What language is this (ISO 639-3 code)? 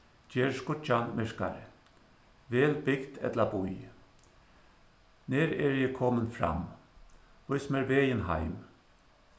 fao